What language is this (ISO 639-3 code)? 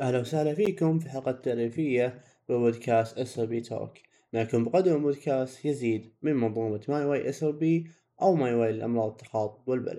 ara